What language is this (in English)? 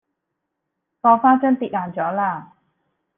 Cantonese